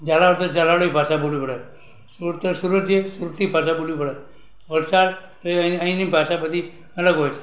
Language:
Gujarati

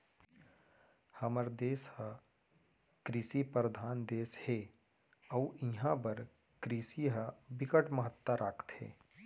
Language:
Chhattisgarhi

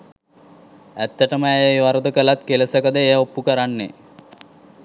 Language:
Sinhala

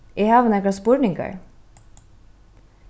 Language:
Faroese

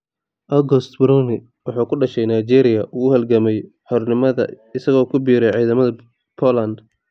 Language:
Somali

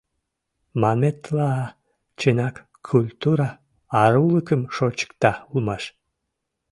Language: Mari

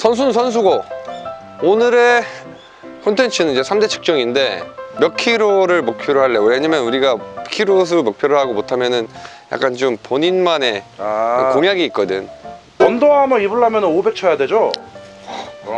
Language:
Korean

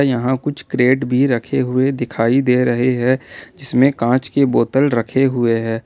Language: Hindi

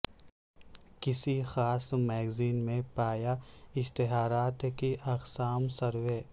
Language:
Urdu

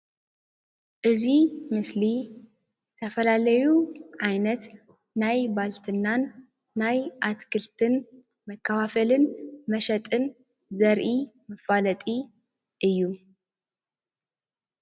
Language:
Tigrinya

